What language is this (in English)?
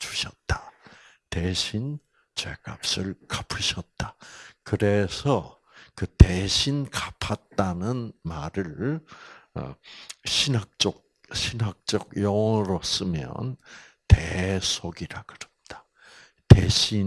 Korean